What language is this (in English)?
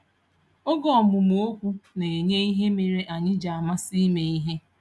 Igbo